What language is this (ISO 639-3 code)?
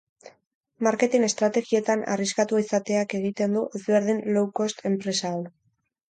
eus